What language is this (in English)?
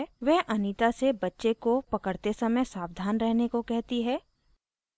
Hindi